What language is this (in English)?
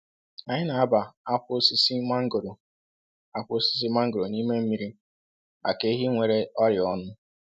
Igbo